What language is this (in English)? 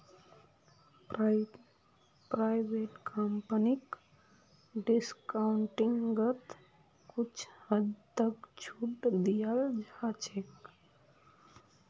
Magahi